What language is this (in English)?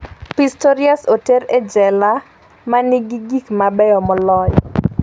Luo (Kenya and Tanzania)